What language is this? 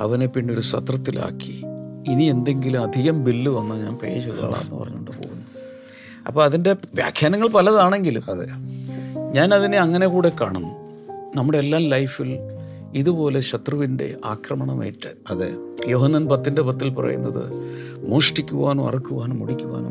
Malayalam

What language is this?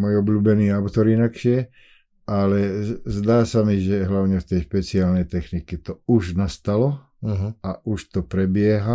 Slovak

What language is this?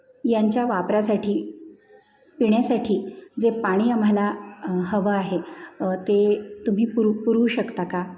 Marathi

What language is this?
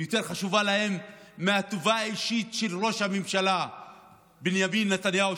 Hebrew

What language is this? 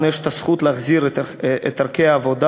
Hebrew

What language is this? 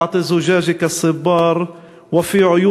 Hebrew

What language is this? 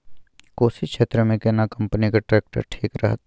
Maithili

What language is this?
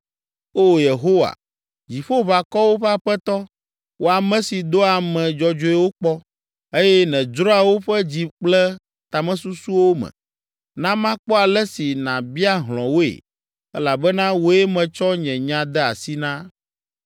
Ewe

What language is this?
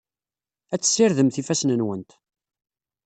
Kabyle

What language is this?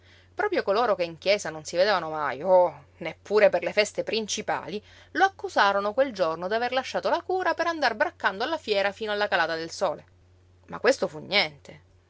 Italian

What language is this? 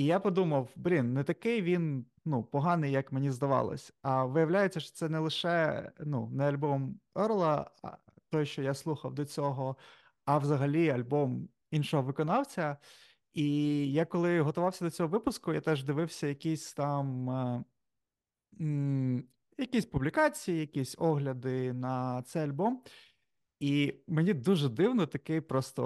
Ukrainian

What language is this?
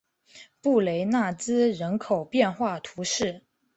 Chinese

